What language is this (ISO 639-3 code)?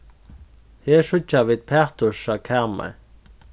fao